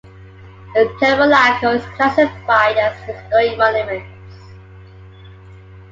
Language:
English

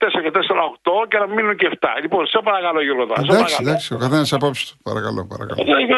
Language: Greek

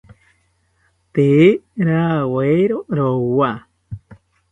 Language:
South Ucayali Ashéninka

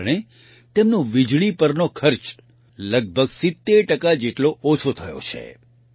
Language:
Gujarati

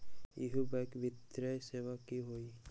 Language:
Magahi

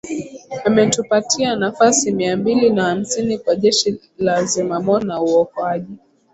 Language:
Swahili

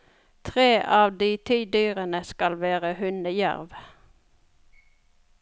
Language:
Norwegian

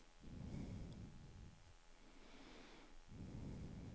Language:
Swedish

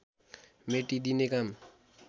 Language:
Nepali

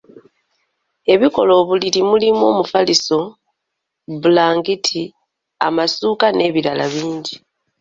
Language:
Ganda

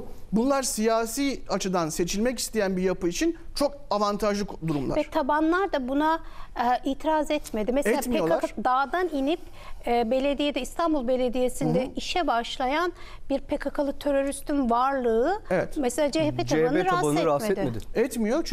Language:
Turkish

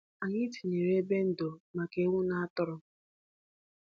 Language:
Igbo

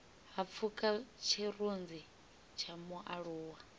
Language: Venda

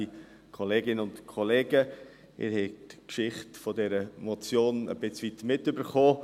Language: Swiss German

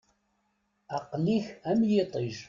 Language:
Kabyle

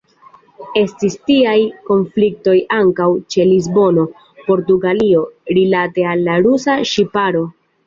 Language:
Esperanto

